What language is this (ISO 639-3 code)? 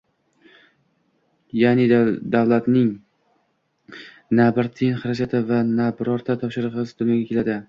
uzb